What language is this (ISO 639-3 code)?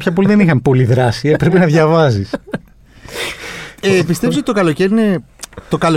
ell